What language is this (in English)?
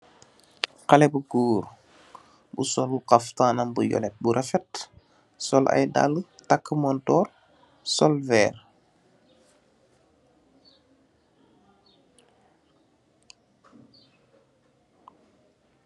Wolof